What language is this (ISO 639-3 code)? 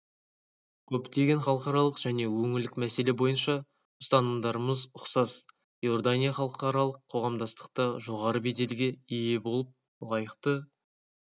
kaz